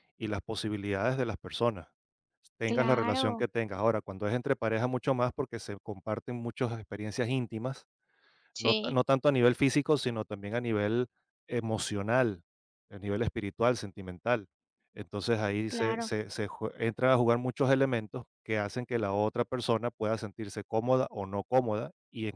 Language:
Spanish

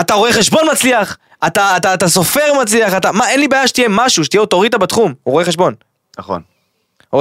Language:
Hebrew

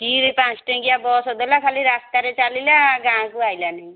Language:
Odia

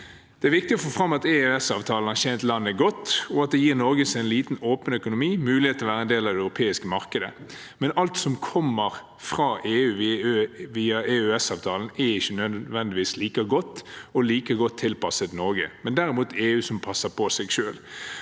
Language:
Norwegian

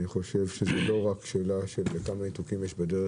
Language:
Hebrew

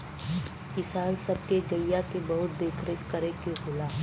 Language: Bhojpuri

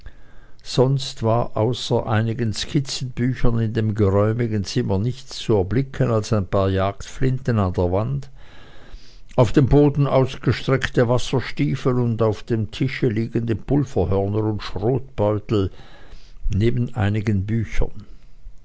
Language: German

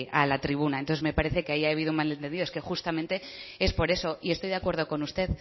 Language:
Spanish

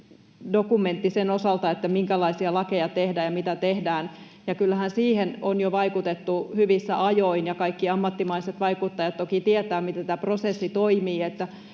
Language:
Finnish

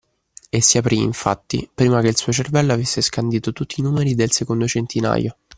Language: Italian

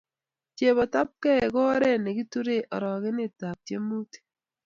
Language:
Kalenjin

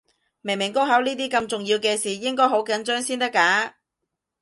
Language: Cantonese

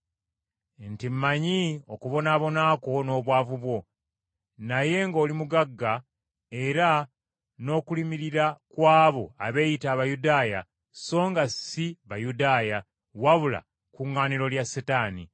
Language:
Ganda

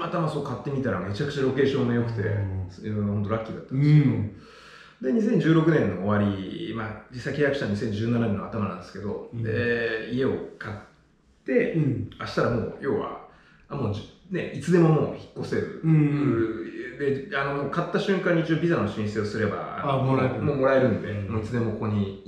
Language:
Japanese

